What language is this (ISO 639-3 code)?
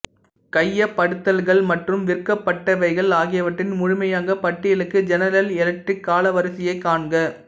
tam